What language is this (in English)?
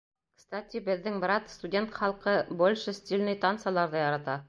Bashkir